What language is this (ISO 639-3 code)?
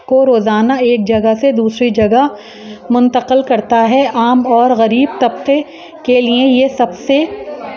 urd